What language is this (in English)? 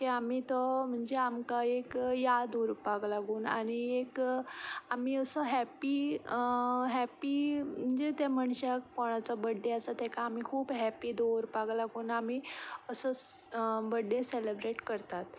Konkani